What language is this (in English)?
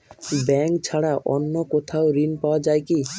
Bangla